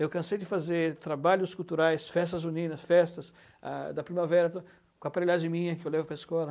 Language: Portuguese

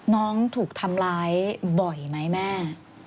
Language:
Thai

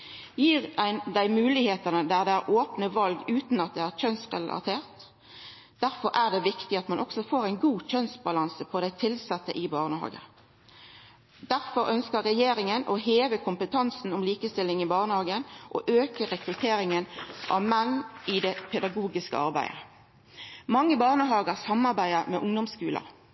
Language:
Norwegian Nynorsk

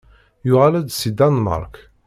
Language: Kabyle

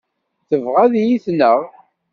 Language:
Kabyle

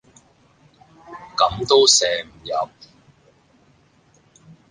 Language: Cantonese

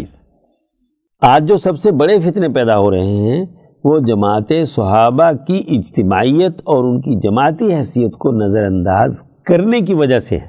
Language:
Urdu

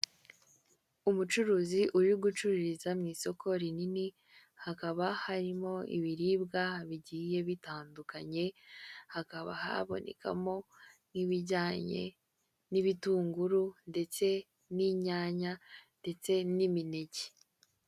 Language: Kinyarwanda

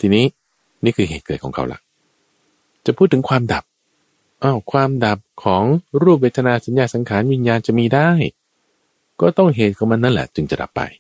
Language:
Thai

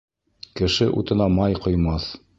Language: Bashkir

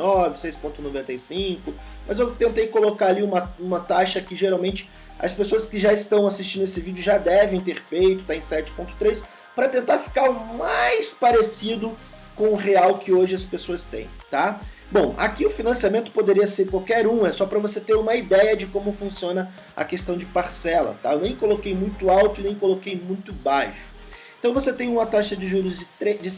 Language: Portuguese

